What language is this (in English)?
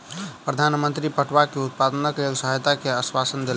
Maithili